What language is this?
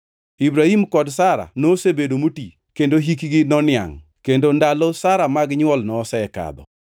Luo (Kenya and Tanzania)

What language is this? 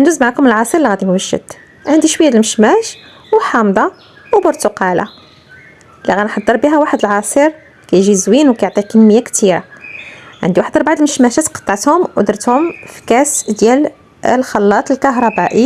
Arabic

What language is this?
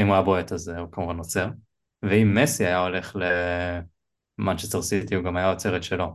Hebrew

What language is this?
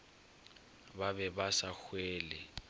Northern Sotho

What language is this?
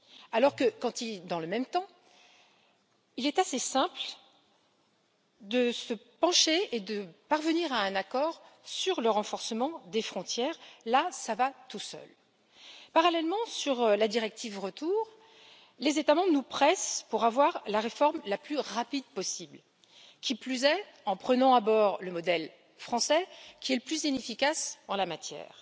French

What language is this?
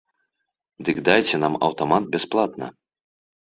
Belarusian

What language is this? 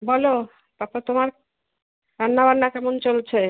Bangla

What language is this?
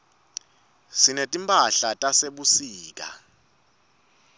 Swati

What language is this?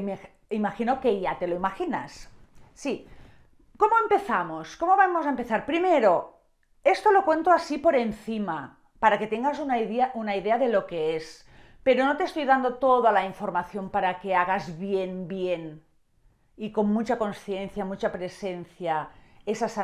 Spanish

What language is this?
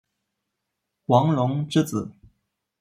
Chinese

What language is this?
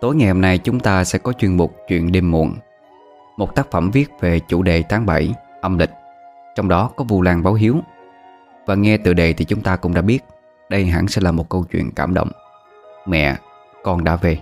Vietnamese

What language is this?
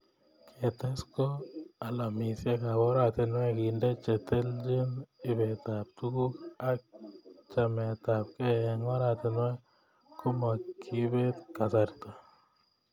Kalenjin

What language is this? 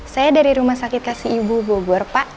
Indonesian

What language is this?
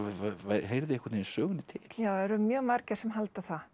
Icelandic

